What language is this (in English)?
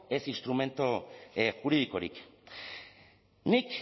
Basque